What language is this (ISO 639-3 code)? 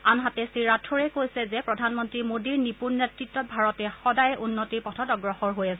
asm